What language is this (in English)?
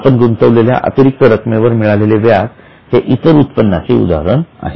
Marathi